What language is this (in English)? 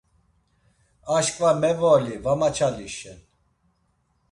Laz